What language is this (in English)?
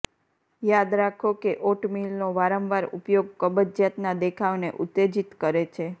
Gujarati